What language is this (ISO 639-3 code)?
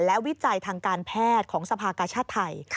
tha